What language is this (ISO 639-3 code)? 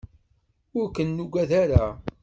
kab